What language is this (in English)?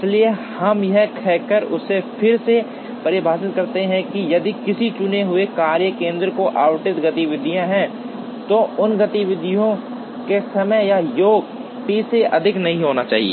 Hindi